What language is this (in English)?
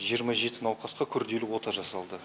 Kazakh